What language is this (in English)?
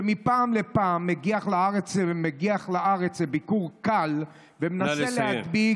Hebrew